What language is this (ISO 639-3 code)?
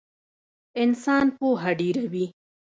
pus